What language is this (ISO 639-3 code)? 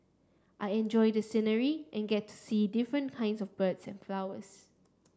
eng